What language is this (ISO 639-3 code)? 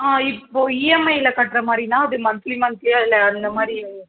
tam